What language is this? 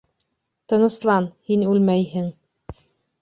Bashkir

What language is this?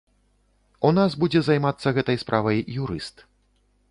Belarusian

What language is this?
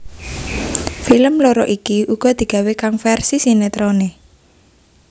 Javanese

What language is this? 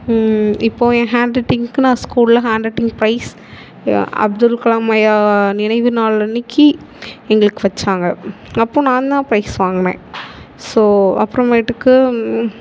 Tamil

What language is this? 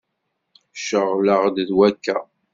Kabyle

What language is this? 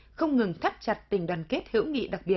Vietnamese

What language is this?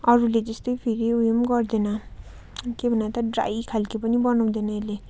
Nepali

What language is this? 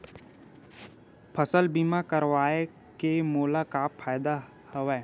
Chhattisgarhi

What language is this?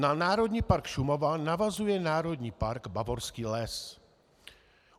Czech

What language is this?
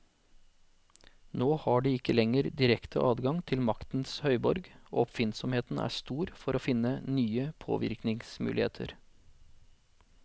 Norwegian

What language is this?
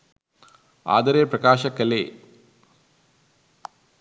Sinhala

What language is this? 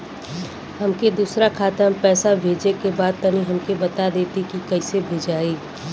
Bhojpuri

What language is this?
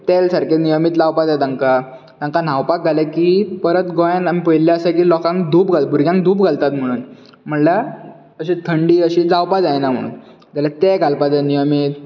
Konkani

